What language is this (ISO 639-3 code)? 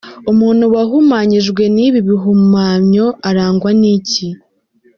kin